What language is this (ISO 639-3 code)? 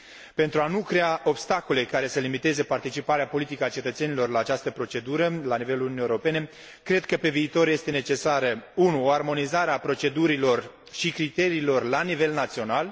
ron